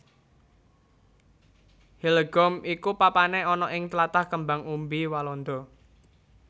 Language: Javanese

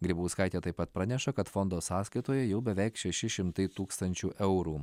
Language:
Lithuanian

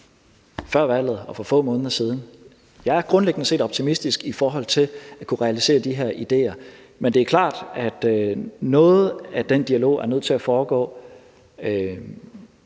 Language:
Danish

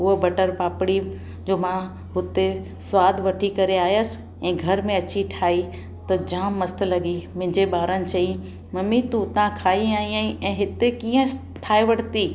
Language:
Sindhi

